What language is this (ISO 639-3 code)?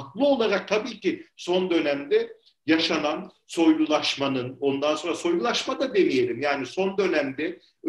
tur